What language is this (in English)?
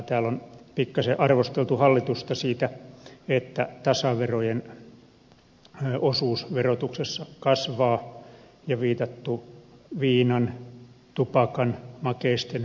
Finnish